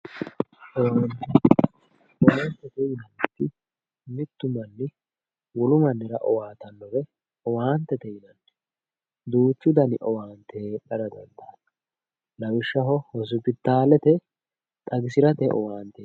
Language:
Sidamo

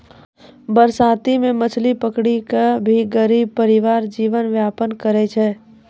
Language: Maithili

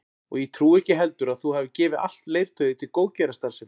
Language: Icelandic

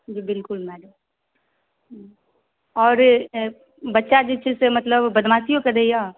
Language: Maithili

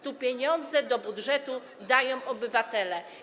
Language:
Polish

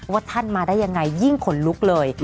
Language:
Thai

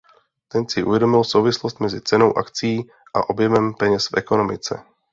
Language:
Czech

